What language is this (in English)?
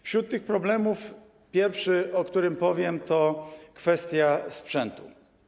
Polish